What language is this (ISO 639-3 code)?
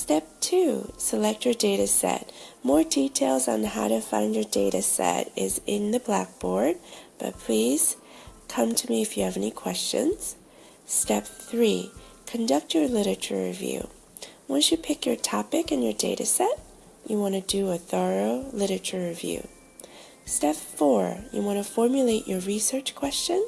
eng